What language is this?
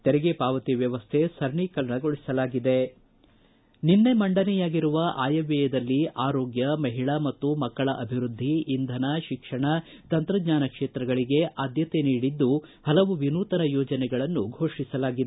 Kannada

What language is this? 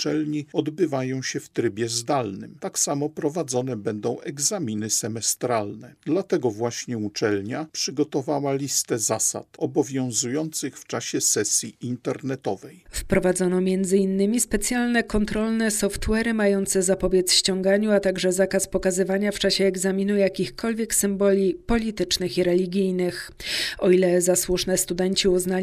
Polish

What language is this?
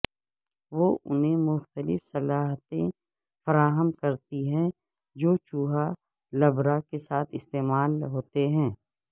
Urdu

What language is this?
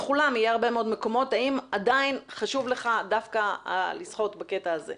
Hebrew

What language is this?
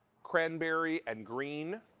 English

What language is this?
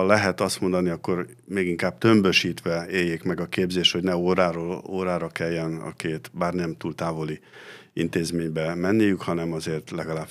Hungarian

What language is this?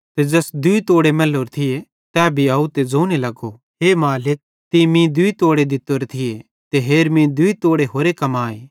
Bhadrawahi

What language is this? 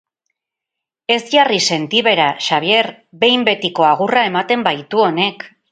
Basque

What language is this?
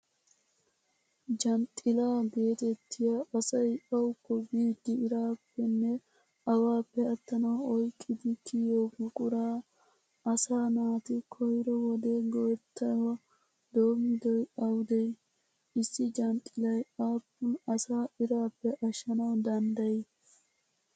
Wolaytta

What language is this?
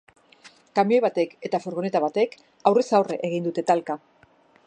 Basque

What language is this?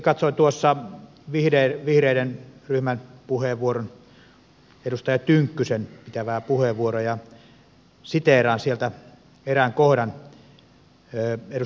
Finnish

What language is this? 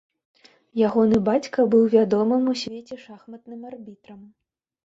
Belarusian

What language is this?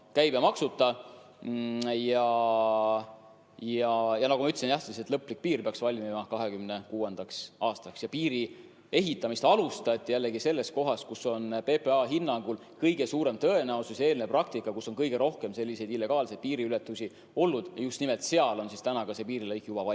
Estonian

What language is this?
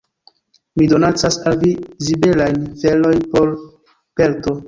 Esperanto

